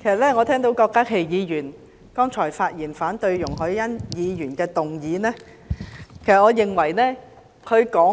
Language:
Cantonese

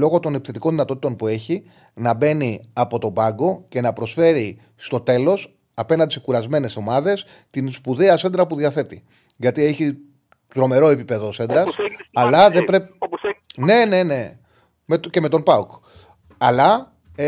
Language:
Greek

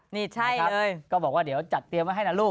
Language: Thai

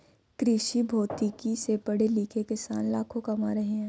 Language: Hindi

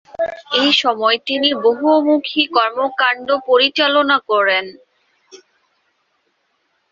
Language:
Bangla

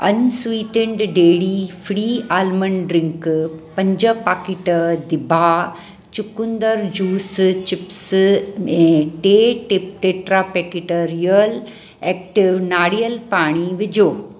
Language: Sindhi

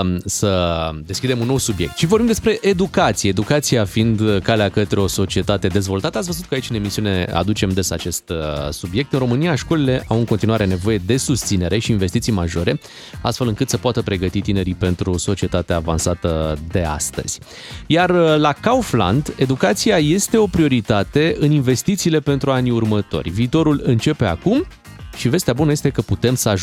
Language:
Romanian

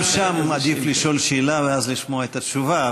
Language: Hebrew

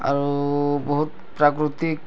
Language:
Odia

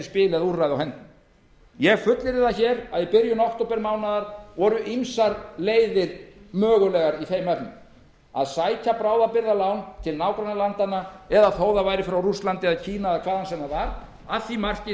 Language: Icelandic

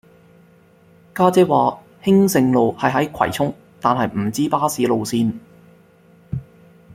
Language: Cantonese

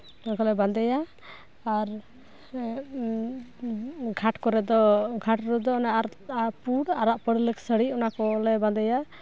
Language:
Santali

